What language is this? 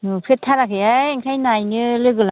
Bodo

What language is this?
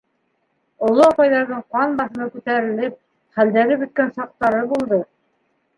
Bashkir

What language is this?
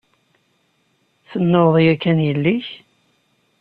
Kabyle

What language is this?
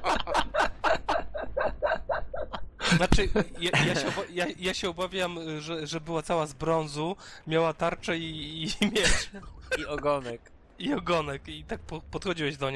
Polish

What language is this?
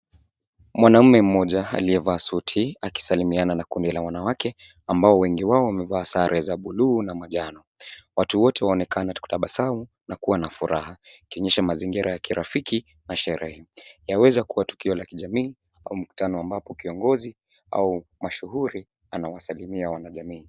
Swahili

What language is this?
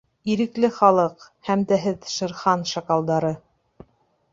Bashkir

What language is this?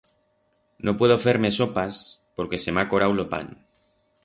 Aragonese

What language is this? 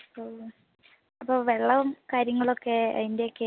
Malayalam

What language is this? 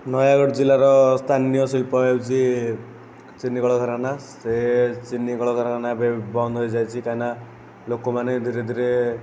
Odia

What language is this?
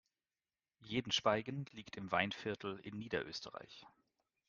German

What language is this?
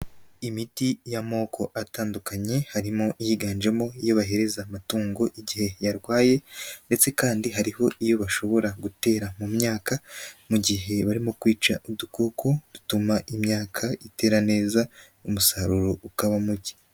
Kinyarwanda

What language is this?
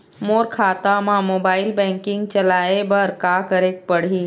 Chhattisgarhi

